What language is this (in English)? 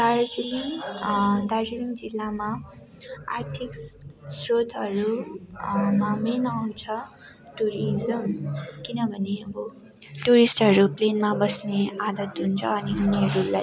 Nepali